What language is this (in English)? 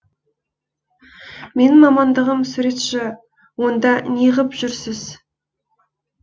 Kazakh